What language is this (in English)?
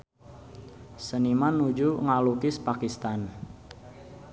Sundanese